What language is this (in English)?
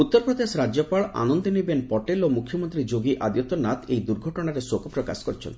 Odia